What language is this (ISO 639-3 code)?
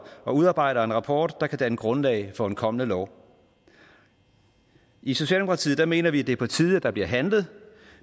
dan